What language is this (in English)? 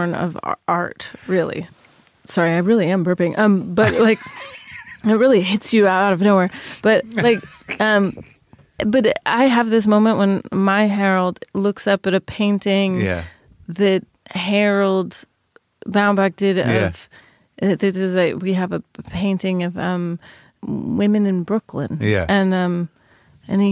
English